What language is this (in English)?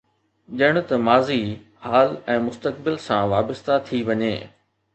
Sindhi